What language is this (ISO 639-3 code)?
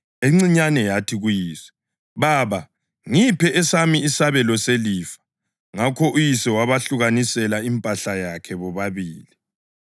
nde